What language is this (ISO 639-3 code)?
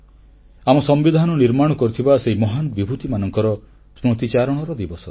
ori